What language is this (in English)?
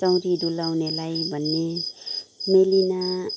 Nepali